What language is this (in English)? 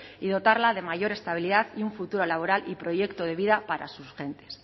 Spanish